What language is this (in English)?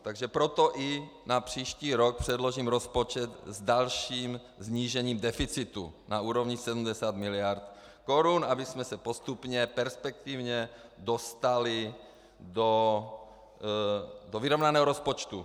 Czech